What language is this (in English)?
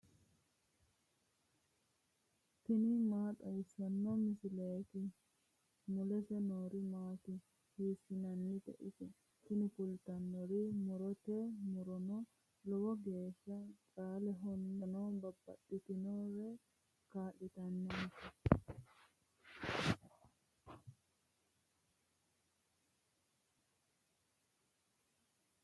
Sidamo